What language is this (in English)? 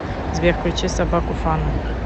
Russian